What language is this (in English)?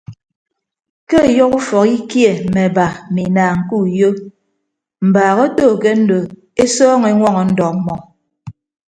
Ibibio